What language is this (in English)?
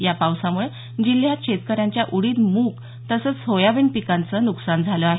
Marathi